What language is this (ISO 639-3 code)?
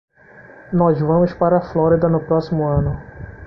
por